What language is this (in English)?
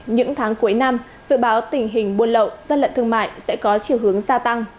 Vietnamese